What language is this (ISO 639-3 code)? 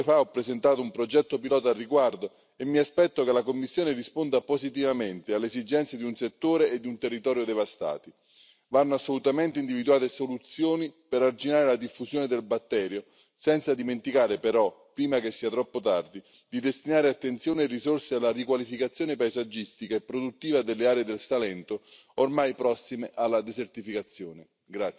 ita